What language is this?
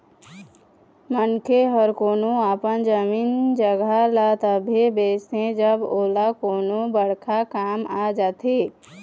Chhattisgarhi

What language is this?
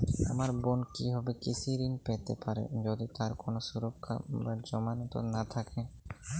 Bangla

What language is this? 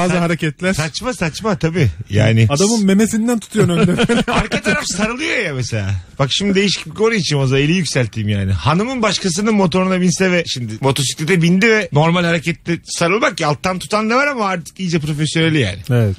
Turkish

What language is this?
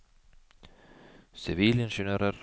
Norwegian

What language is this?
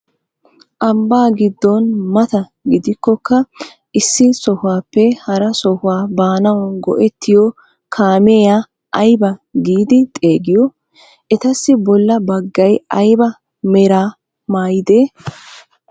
Wolaytta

